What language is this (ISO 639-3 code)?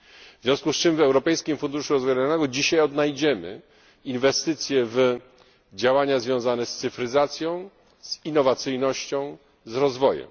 pol